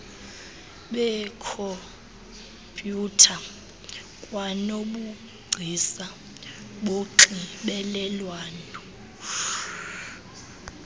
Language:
Xhosa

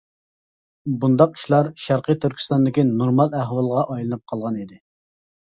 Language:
Uyghur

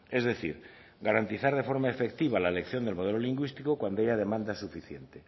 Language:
Spanish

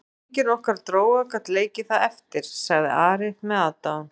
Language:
Icelandic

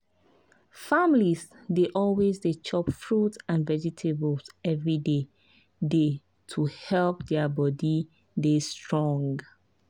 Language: Nigerian Pidgin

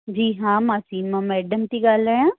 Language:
Sindhi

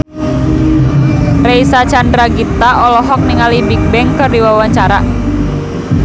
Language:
Sundanese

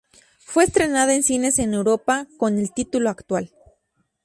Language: Spanish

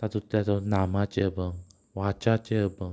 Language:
Konkani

